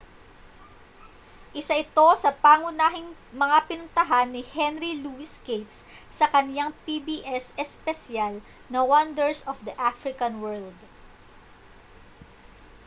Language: Filipino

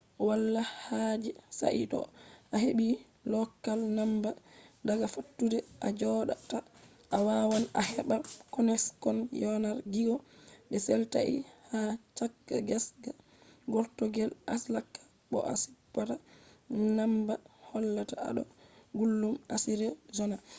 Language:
Fula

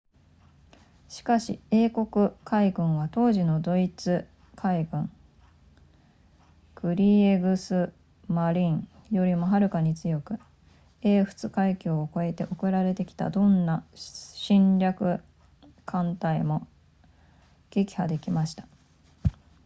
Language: Japanese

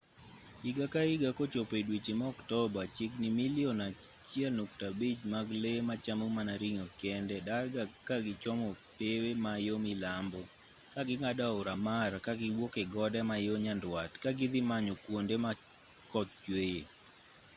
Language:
Luo (Kenya and Tanzania)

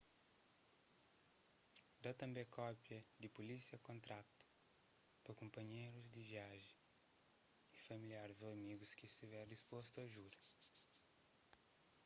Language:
Kabuverdianu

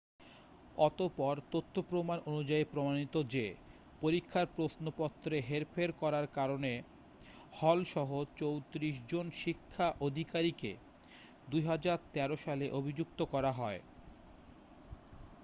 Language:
Bangla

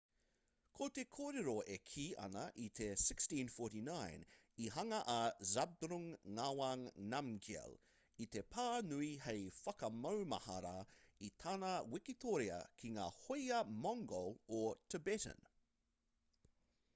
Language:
Māori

